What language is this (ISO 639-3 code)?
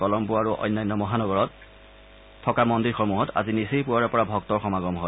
asm